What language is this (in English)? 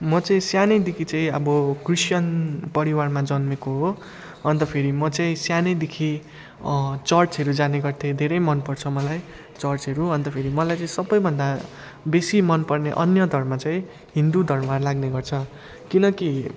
Nepali